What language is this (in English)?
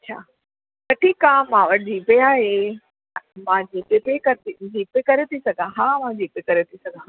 Sindhi